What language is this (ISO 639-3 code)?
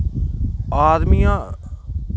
doi